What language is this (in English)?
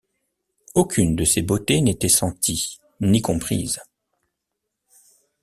French